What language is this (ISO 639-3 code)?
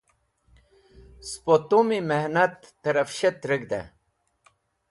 wbl